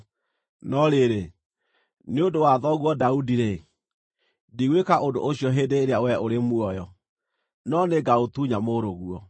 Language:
Kikuyu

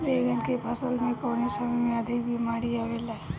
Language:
Bhojpuri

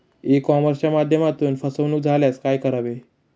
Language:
Marathi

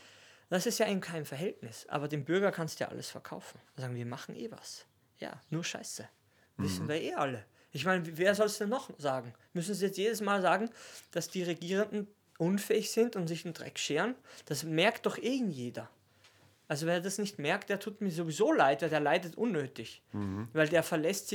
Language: German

